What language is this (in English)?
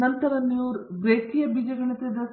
Kannada